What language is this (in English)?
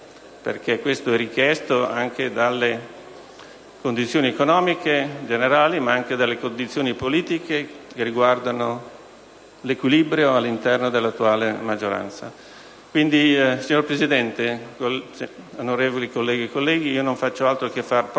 Italian